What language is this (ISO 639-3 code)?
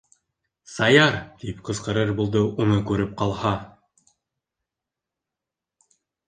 bak